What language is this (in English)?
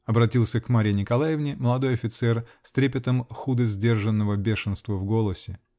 Russian